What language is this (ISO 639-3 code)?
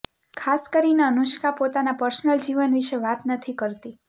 guj